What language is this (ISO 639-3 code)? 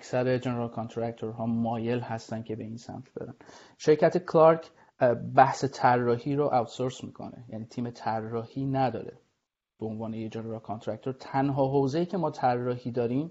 fas